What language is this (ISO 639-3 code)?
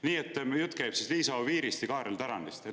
est